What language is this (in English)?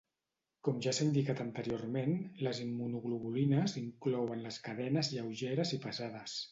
Catalan